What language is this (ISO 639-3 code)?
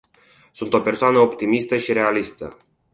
ron